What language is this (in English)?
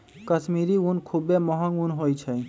Magahi